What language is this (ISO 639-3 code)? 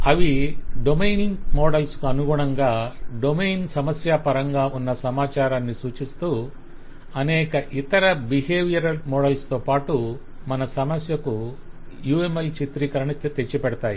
tel